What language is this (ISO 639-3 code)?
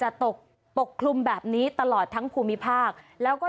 tha